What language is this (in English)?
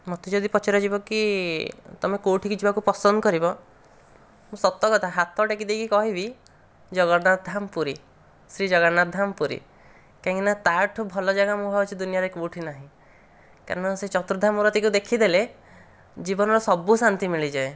Odia